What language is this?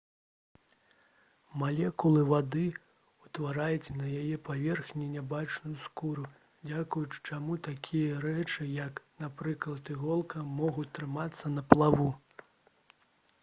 Belarusian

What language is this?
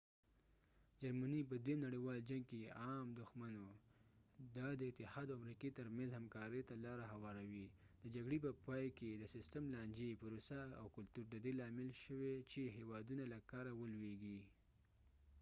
Pashto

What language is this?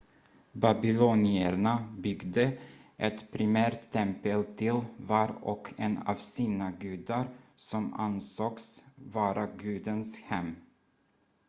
Swedish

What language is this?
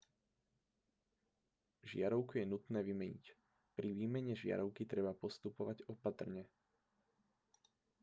Slovak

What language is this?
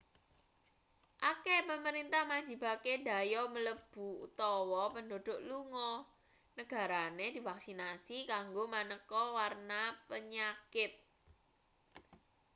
Javanese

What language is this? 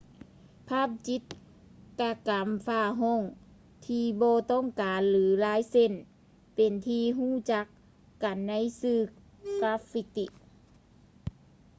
Lao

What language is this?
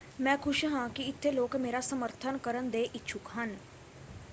Punjabi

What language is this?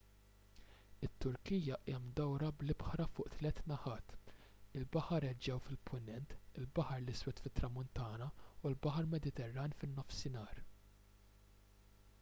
Maltese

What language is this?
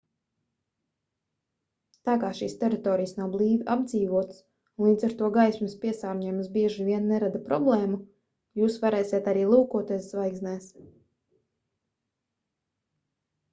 Latvian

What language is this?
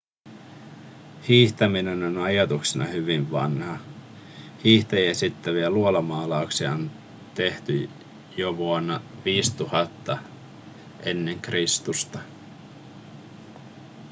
Finnish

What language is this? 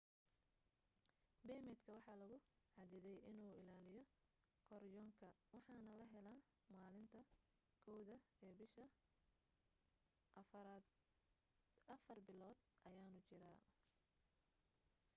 Somali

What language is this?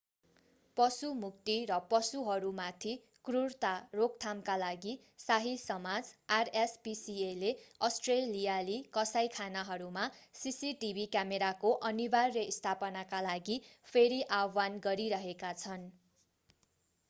Nepali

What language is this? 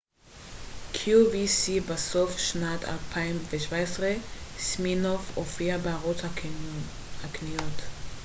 Hebrew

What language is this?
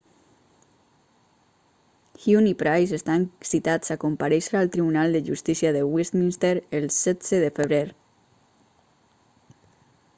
Catalan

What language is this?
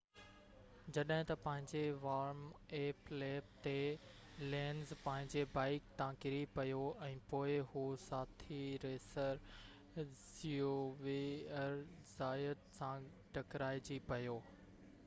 Sindhi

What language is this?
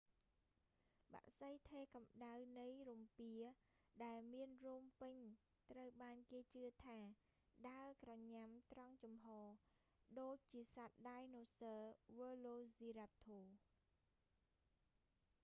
Khmer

